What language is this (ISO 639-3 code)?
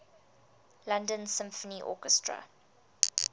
eng